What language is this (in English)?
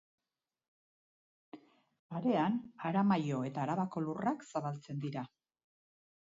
Basque